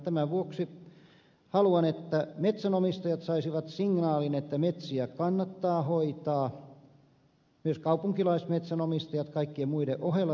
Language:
Finnish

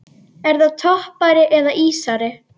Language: Icelandic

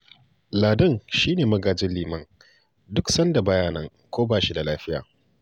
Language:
Hausa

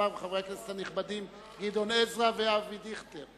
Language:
Hebrew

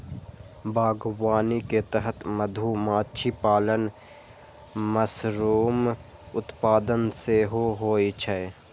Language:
Maithili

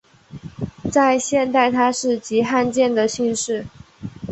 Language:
Chinese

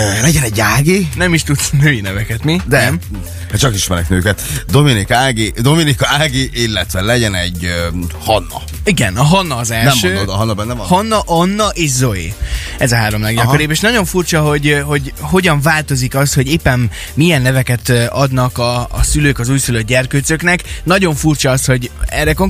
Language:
Hungarian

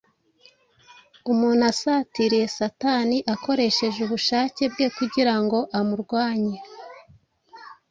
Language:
Kinyarwanda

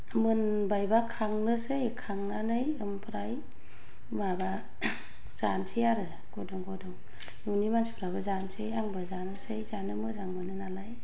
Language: Bodo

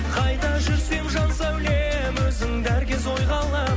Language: Kazakh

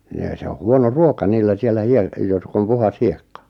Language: Finnish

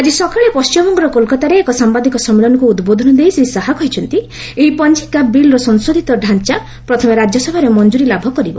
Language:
Odia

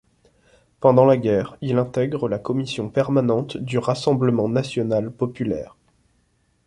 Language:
French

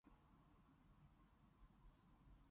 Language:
Cantonese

